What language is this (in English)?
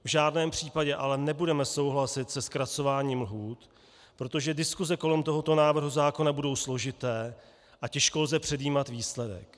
Czech